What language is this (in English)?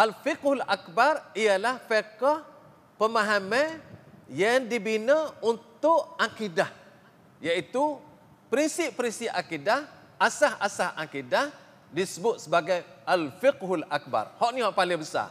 Malay